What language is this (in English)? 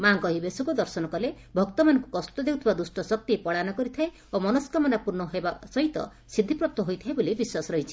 Odia